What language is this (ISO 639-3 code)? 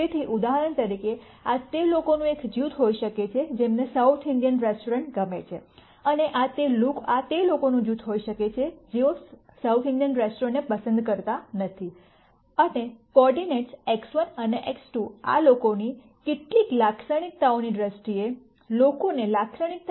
guj